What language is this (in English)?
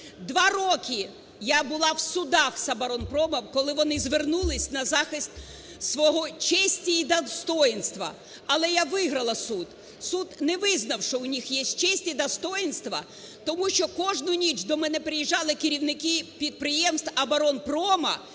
Ukrainian